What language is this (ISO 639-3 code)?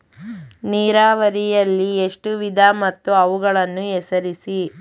kan